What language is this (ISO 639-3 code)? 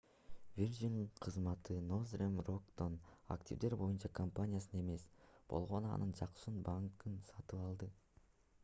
kir